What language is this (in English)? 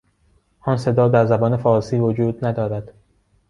Persian